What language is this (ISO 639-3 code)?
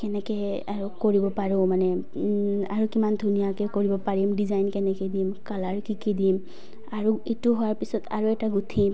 asm